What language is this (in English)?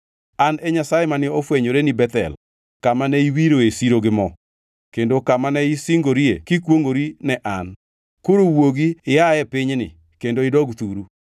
Luo (Kenya and Tanzania)